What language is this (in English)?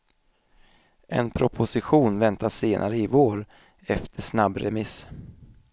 Swedish